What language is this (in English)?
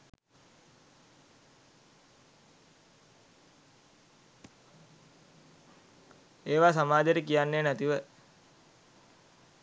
Sinhala